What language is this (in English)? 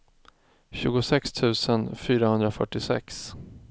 Swedish